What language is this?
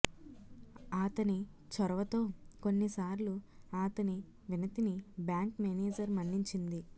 Telugu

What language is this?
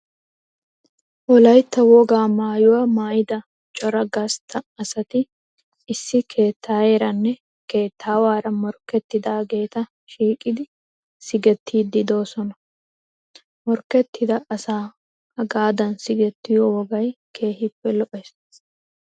Wolaytta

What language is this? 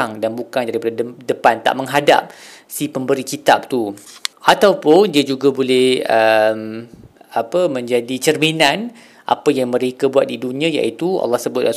Malay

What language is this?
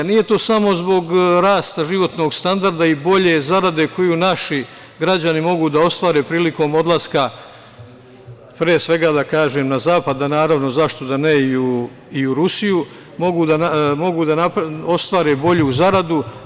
Serbian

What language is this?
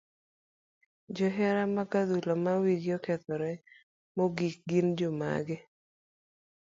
Luo (Kenya and Tanzania)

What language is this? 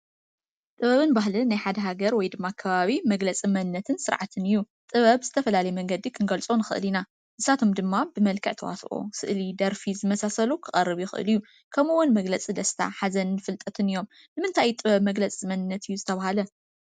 Tigrinya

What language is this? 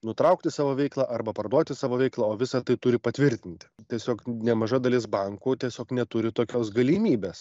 Lithuanian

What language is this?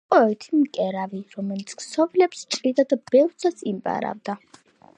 Georgian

